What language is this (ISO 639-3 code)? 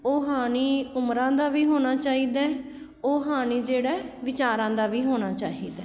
pan